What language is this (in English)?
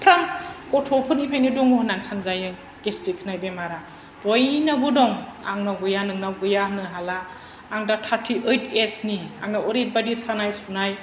Bodo